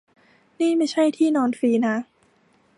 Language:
Thai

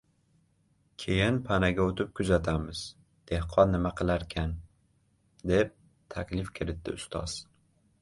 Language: Uzbek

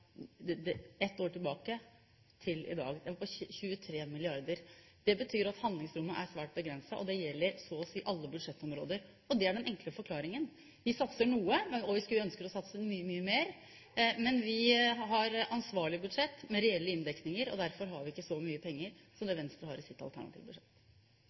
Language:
Norwegian Bokmål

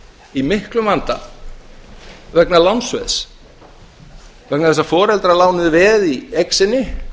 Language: Icelandic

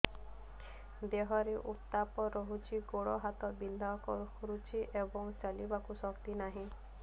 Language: Odia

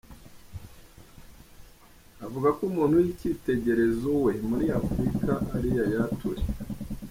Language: Kinyarwanda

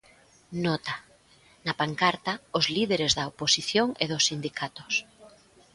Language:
Galician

